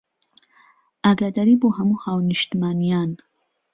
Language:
Central Kurdish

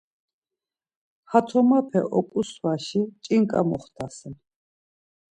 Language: Laz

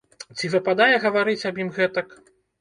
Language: Belarusian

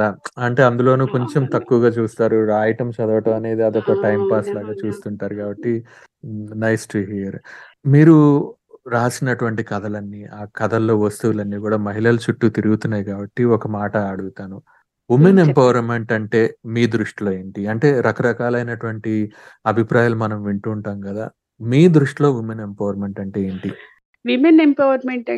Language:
Telugu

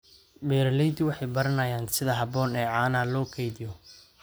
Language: Somali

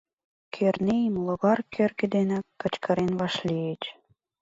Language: Mari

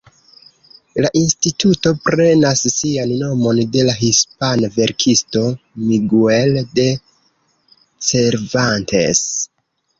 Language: Esperanto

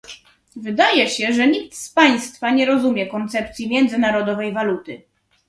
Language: Polish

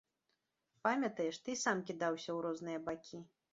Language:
Belarusian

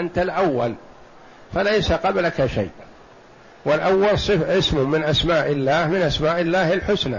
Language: Arabic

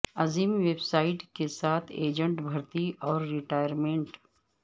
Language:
Urdu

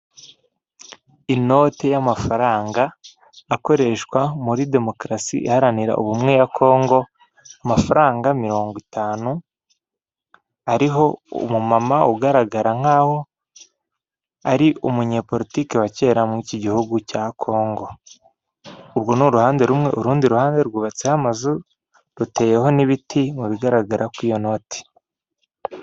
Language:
Kinyarwanda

